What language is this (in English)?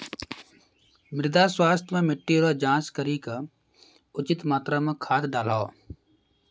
Maithili